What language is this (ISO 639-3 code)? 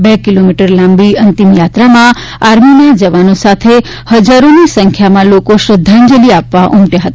guj